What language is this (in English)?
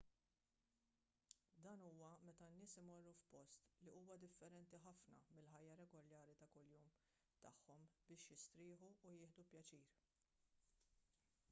Maltese